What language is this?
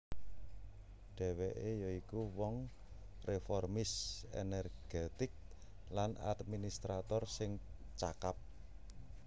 Javanese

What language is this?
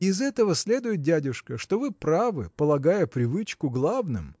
Russian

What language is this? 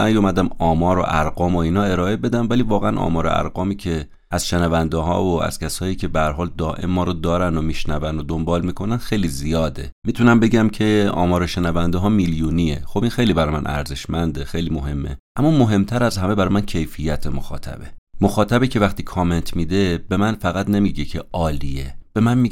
Persian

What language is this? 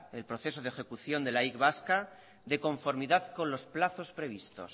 Spanish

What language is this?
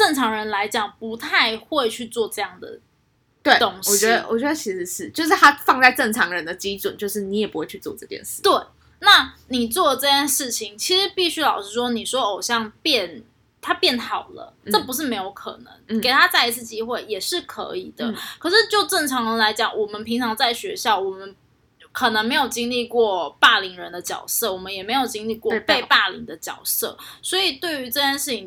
Chinese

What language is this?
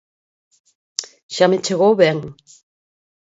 Galician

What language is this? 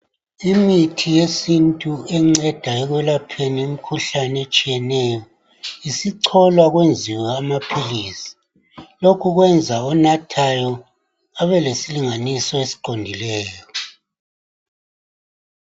North Ndebele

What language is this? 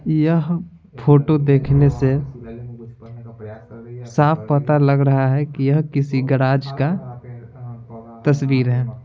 Hindi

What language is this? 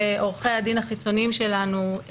Hebrew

